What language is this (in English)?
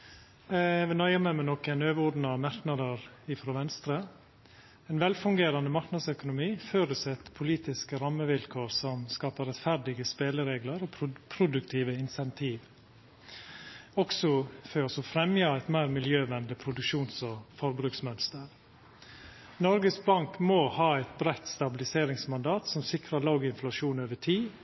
Norwegian Nynorsk